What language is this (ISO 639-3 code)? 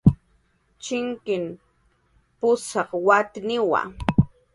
jqr